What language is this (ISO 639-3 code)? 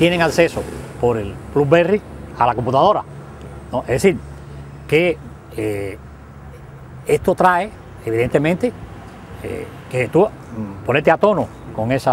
spa